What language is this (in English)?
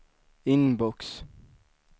Swedish